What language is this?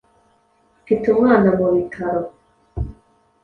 Kinyarwanda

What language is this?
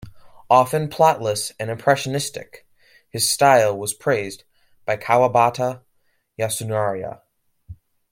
English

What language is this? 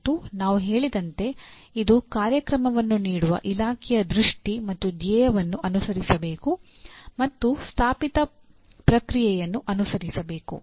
Kannada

